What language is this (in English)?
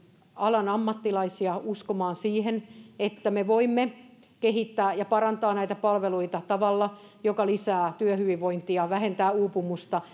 Finnish